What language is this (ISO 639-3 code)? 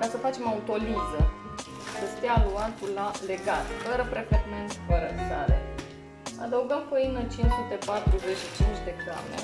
ron